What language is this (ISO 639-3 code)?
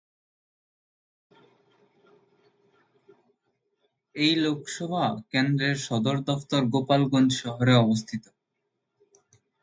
ben